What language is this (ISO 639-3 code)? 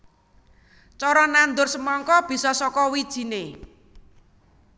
jav